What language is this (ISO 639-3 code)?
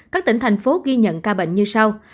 vie